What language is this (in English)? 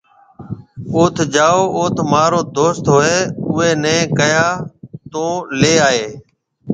Marwari (Pakistan)